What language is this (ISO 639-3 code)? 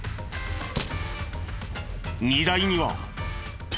jpn